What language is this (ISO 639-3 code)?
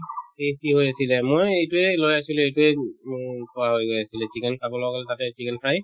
asm